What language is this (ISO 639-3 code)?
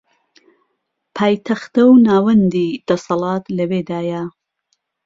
ckb